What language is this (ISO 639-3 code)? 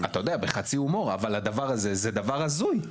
heb